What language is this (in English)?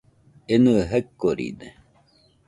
Nüpode Huitoto